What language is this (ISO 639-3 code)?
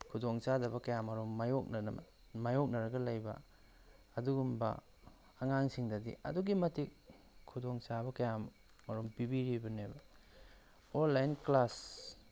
mni